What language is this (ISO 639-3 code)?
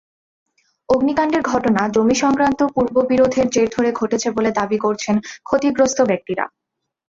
ben